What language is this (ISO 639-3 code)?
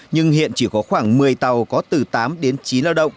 vie